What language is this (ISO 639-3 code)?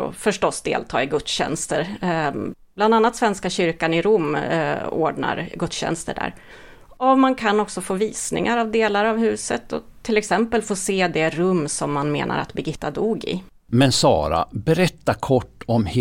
swe